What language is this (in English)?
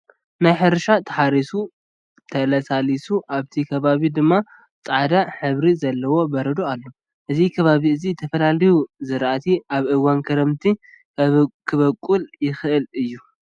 Tigrinya